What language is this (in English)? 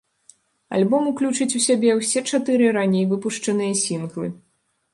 Belarusian